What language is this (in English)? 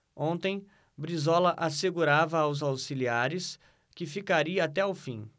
Portuguese